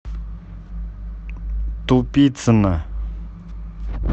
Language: Russian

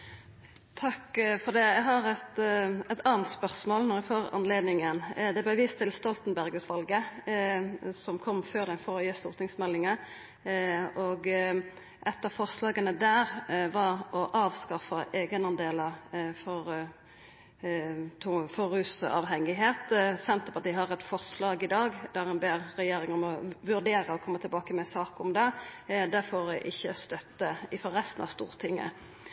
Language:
Norwegian Nynorsk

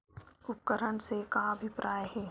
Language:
Chhattisgarhi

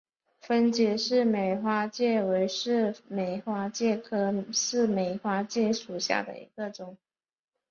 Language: Chinese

